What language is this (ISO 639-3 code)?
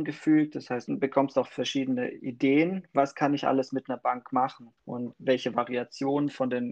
deu